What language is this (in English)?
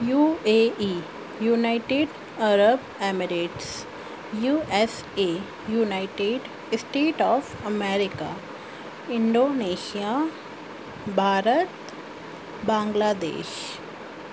Sindhi